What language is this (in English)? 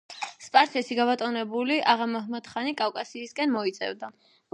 Georgian